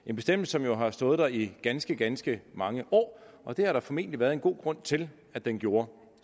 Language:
Danish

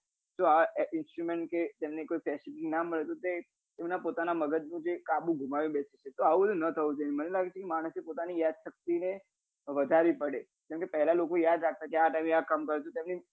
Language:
Gujarati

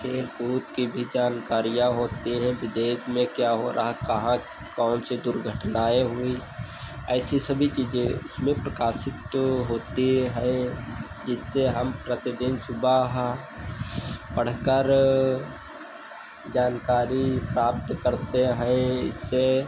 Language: Hindi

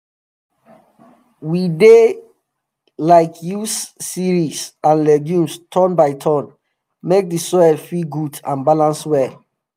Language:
Nigerian Pidgin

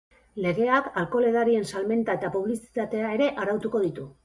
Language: Basque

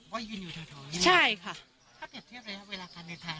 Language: Thai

